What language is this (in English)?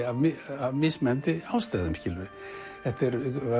Icelandic